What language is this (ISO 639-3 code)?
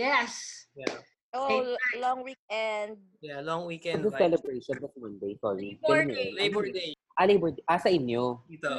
fil